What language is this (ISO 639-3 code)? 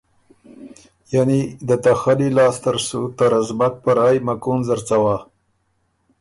oru